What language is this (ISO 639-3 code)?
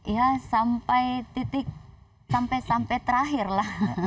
ind